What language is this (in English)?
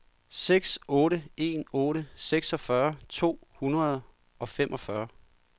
Danish